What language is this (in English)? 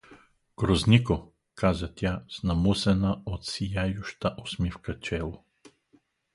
Bulgarian